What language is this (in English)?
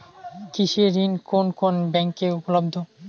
Bangla